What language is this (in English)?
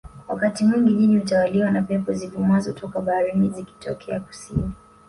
Swahili